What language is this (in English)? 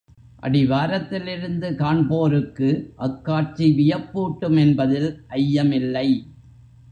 Tamil